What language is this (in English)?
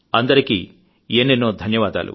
Telugu